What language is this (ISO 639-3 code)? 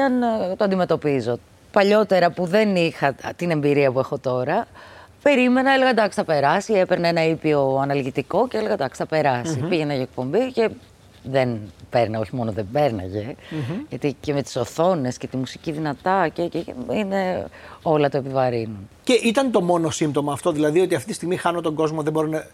ell